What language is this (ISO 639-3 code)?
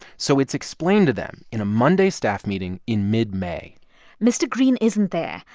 eng